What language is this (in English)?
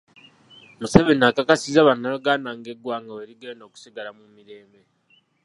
Ganda